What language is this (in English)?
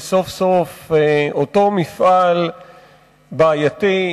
Hebrew